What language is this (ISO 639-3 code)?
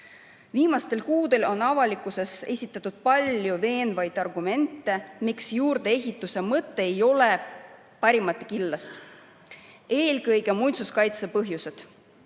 est